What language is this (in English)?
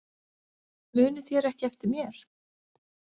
Icelandic